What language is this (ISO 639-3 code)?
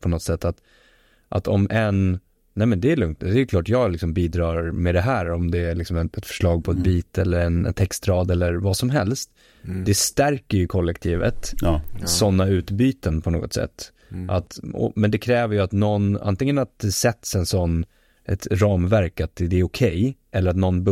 swe